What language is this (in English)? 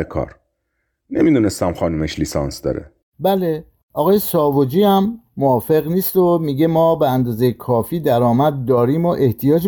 Persian